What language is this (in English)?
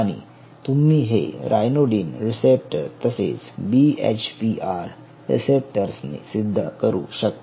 Marathi